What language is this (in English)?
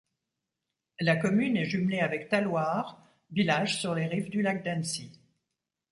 French